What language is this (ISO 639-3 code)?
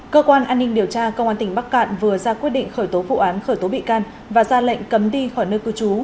vie